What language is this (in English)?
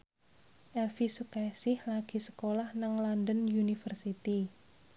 Javanese